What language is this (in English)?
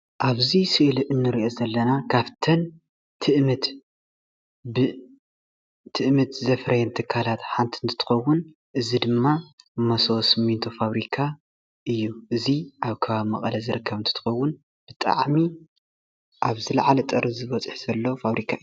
Tigrinya